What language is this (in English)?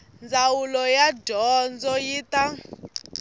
Tsonga